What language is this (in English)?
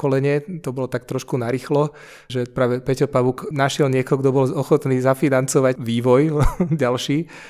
Czech